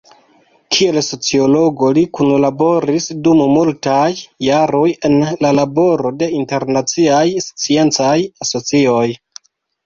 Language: Esperanto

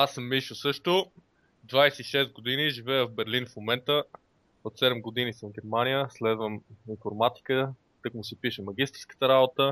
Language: Bulgarian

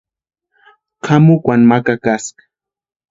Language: Western Highland Purepecha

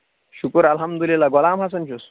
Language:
Kashmiri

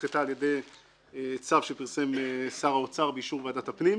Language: Hebrew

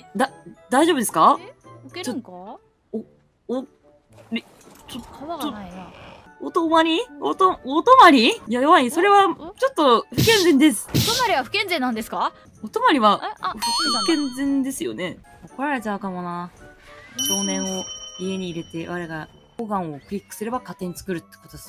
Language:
Japanese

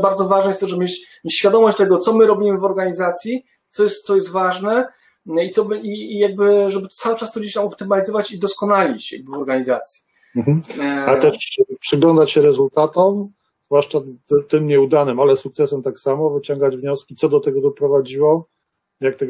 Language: Polish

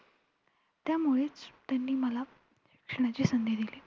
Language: Marathi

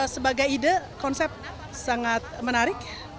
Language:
Indonesian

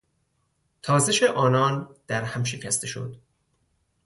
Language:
Persian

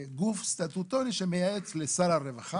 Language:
Hebrew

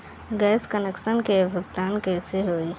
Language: Bhojpuri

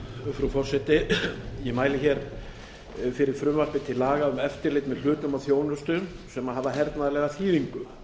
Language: Icelandic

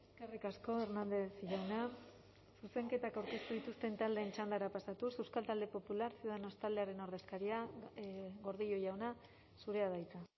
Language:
Basque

